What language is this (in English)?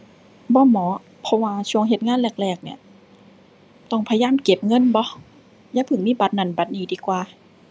Thai